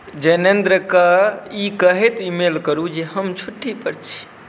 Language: Maithili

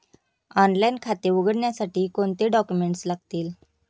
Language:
Marathi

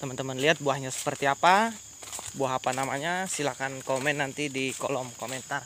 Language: Indonesian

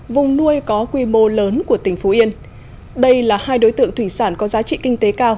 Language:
Vietnamese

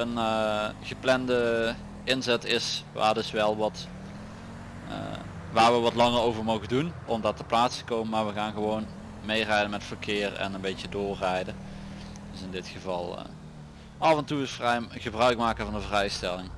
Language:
Dutch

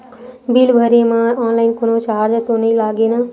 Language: Chhattisgarhi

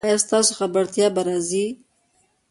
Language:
Pashto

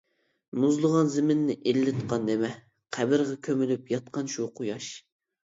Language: Uyghur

